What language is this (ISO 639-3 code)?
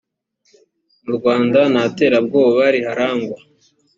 kin